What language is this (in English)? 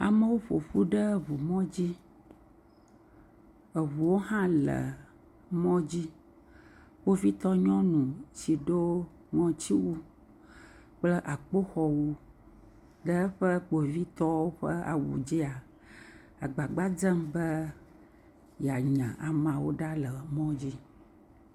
Ewe